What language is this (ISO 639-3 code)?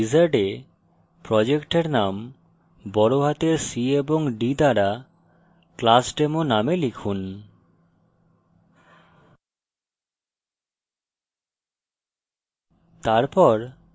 ben